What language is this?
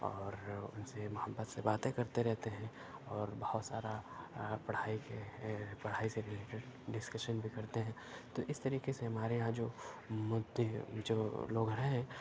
Urdu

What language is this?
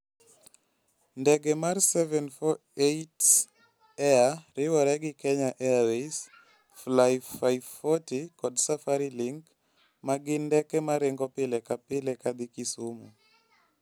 Luo (Kenya and Tanzania)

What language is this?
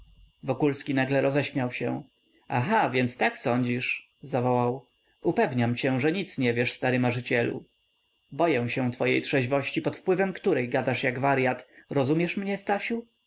Polish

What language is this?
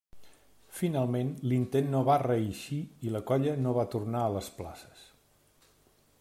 Catalan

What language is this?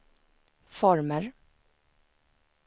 Swedish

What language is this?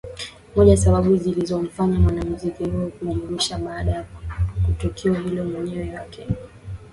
Swahili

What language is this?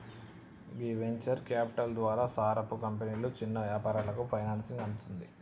Telugu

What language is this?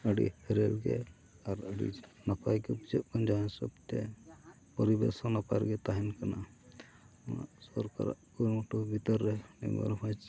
Santali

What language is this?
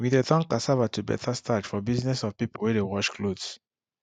Nigerian Pidgin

